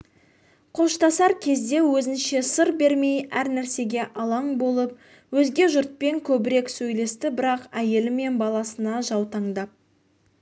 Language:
Kazakh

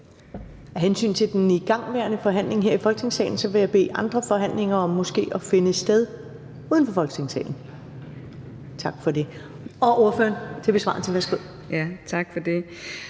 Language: Danish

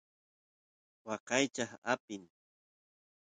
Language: Santiago del Estero Quichua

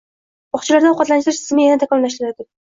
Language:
Uzbek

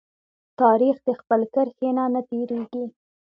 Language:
Pashto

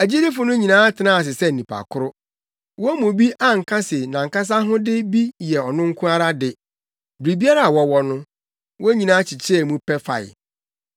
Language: Akan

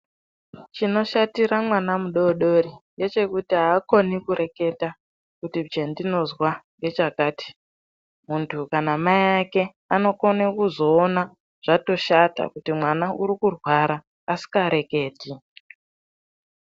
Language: Ndau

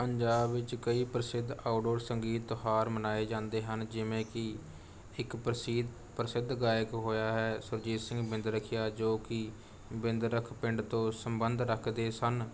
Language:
Punjabi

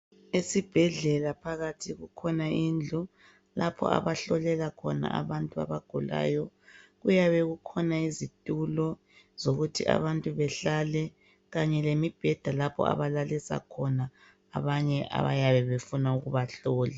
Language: North Ndebele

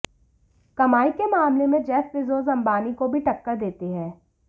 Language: Hindi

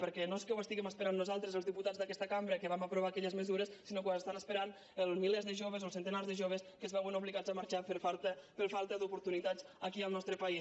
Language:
Catalan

